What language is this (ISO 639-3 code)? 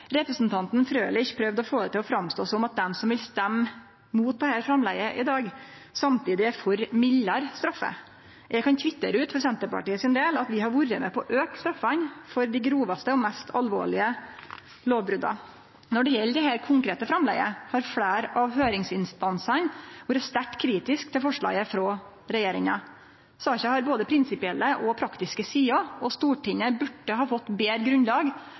nno